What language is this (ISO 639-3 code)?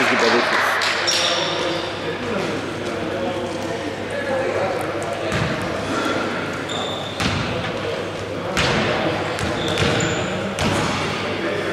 ell